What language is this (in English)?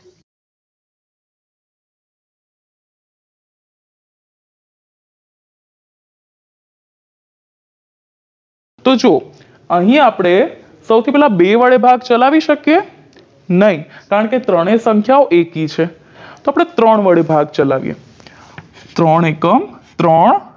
Gujarati